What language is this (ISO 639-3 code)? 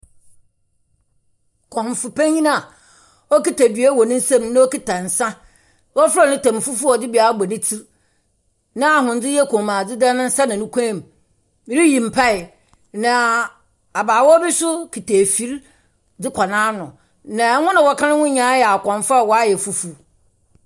aka